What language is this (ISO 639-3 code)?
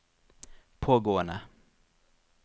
nor